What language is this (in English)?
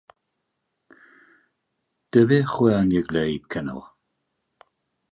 Central Kurdish